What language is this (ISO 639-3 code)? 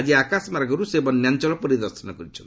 ori